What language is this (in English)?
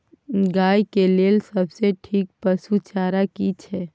Maithili